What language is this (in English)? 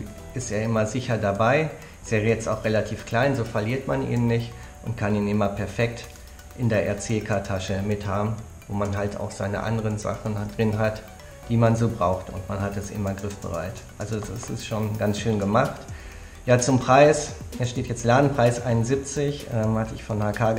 German